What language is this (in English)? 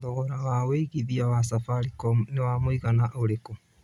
Kikuyu